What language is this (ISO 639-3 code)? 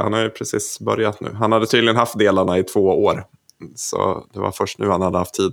swe